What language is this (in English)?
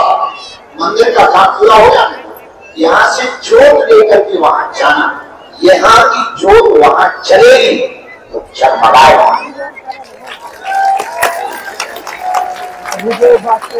Hindi